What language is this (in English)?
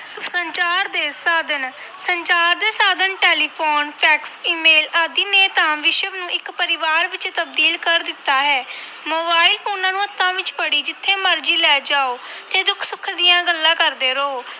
Punjabi